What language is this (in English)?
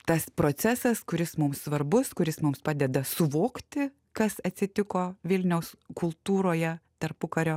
Lithuanian